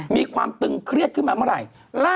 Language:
Thai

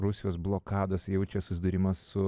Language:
Lithuanian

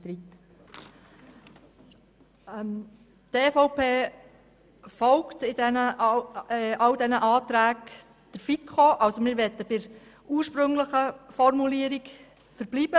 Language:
Swiss German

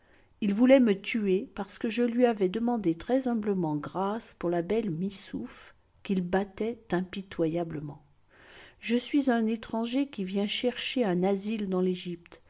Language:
French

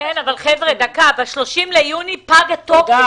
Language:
Hebrew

